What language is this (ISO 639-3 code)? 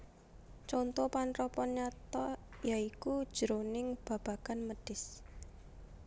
jav